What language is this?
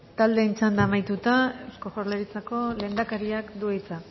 Basque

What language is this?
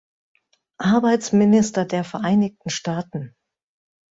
German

